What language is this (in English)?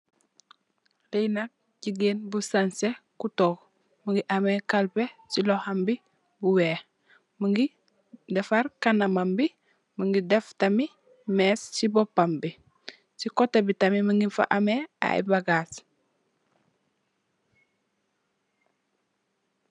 Wolof